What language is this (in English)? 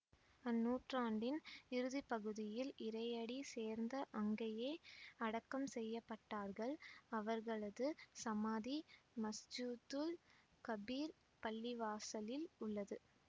Tamil